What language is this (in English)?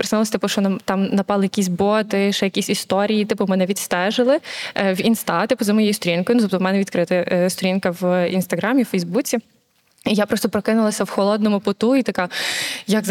Ukrainian